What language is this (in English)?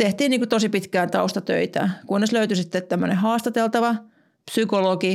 Finnish